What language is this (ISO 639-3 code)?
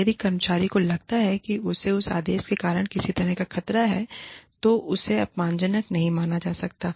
hin